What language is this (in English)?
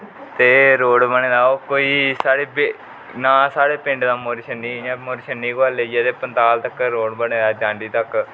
Dogri